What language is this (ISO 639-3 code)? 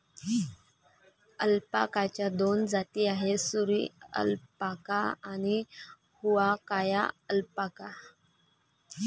mar